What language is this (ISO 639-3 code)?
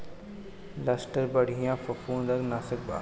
bho